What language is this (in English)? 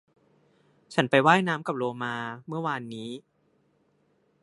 Thai